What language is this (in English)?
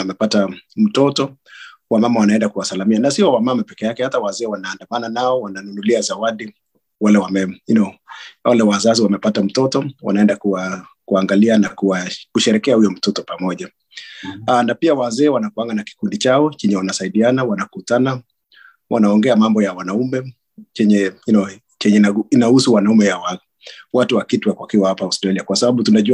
Swahili